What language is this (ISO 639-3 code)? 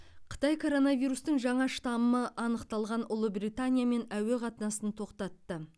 kaz